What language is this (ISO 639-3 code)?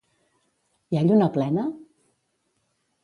cat